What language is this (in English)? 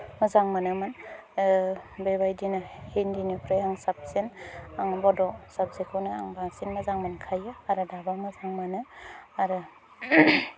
Bodo